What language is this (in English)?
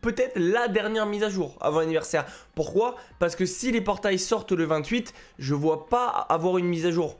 French